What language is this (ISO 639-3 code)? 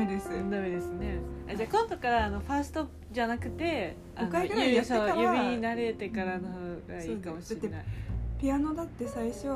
jpn